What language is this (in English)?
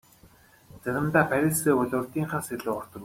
Mongolian